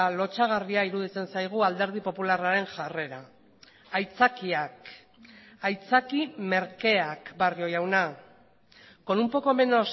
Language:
Basque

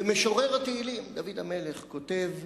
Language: Hebrew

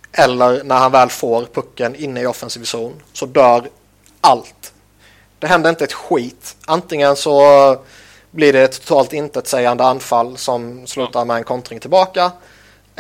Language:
Swedish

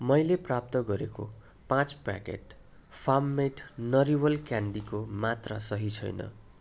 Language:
Nepali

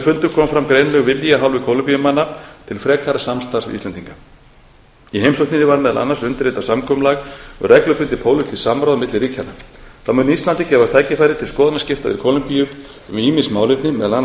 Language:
Icelandic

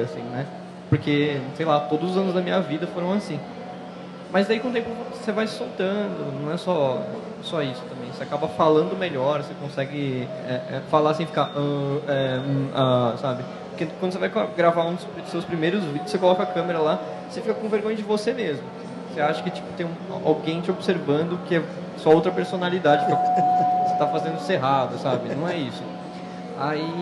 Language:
Portuguese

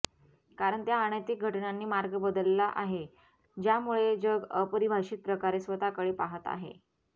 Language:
Marathi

